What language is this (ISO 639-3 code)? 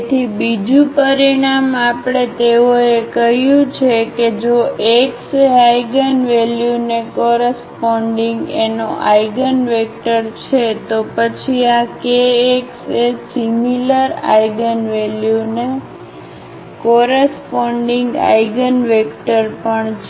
guj